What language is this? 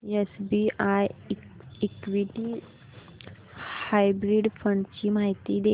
Marathi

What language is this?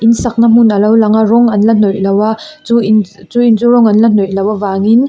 Mizo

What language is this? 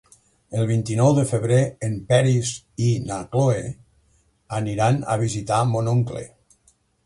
Catalan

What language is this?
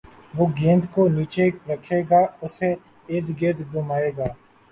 Urdu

